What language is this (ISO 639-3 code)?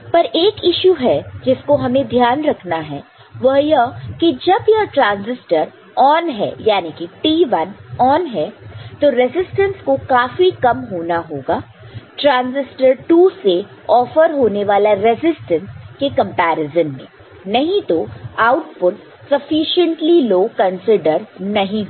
hin